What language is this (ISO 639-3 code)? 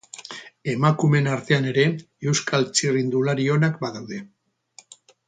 eus